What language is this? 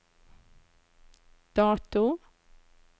Norwegian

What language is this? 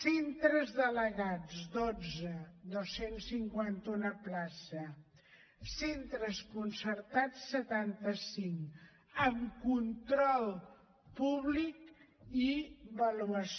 Catalan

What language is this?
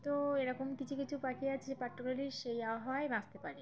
Bangla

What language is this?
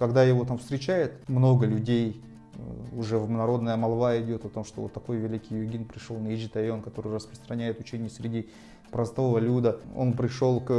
Russian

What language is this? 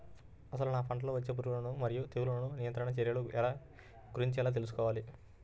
Telugu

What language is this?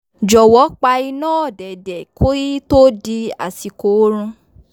Yoruba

